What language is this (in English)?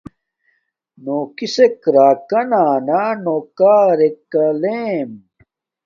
Domaaki